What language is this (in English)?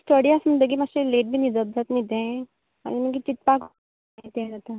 Konkani